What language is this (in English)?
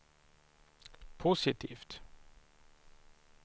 Swedish